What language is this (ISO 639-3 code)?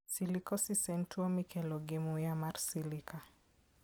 luo